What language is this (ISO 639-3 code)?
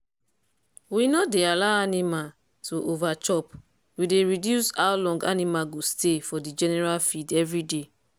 pcm